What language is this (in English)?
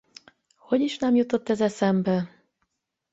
Hungarian